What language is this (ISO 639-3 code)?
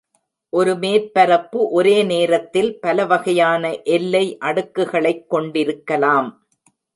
tam